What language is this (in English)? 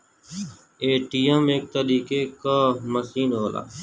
Bhojpuri